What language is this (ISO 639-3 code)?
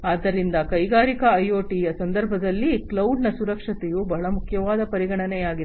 kan